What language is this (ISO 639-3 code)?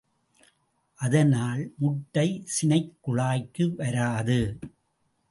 tam